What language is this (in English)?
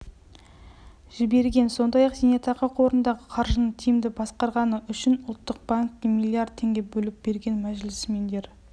Kazakh